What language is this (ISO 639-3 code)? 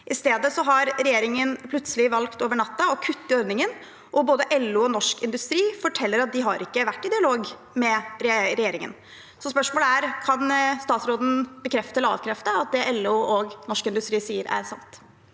nor